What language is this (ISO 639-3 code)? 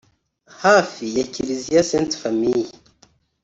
kin